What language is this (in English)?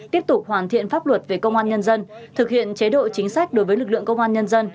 Vietnamese